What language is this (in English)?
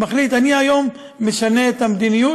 Hebrew